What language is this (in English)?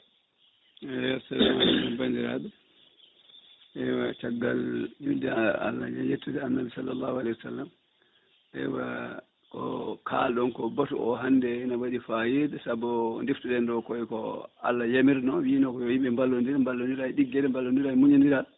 Fula